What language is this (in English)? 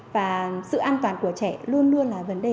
Vietnamese